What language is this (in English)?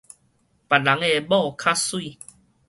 Min Nan Chinese